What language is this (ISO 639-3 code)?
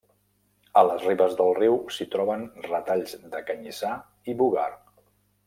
cat